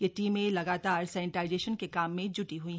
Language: Hindi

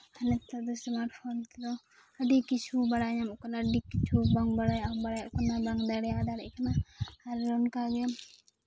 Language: Santali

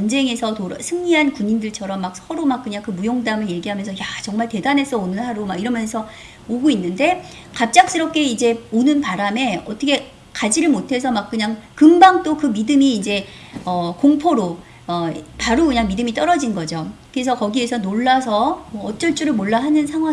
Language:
Korean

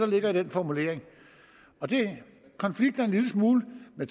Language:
Danish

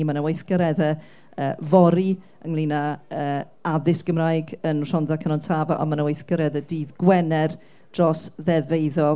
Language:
Welsh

